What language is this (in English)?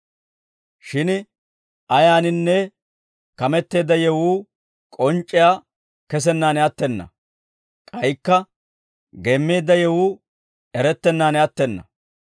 Dawro